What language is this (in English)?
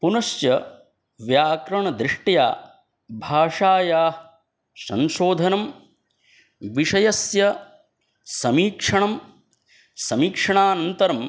Sanskrit